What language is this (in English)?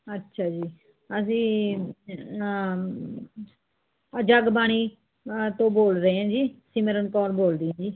Punjabi